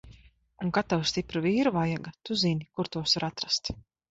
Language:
Latvian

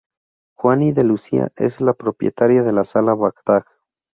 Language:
Spanish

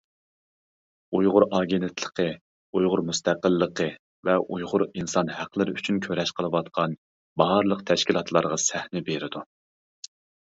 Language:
Uyghur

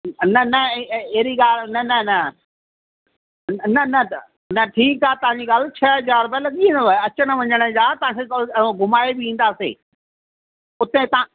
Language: Sindhi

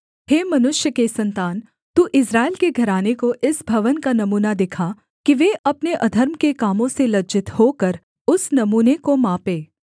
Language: Hindi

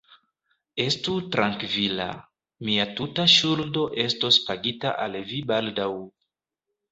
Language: Esperanto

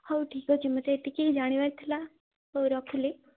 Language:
Odia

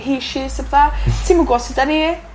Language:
Welsh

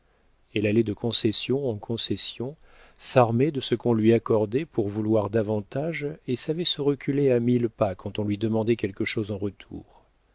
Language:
French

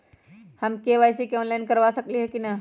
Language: Magahi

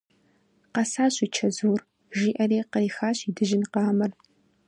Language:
Kabardian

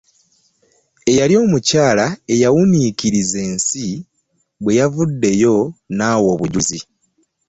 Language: Ganda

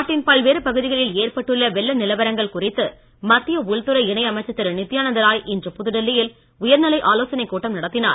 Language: Tamil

